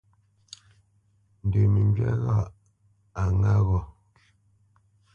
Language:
Bamenyam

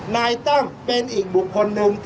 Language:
Thai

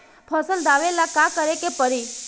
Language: Bhojpuri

